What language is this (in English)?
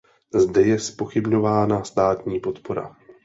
Czech